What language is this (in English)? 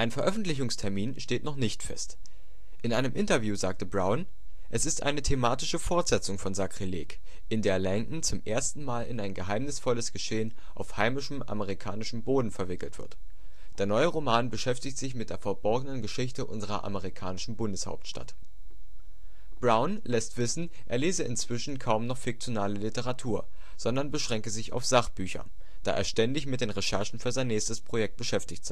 German